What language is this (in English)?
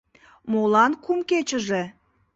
Mari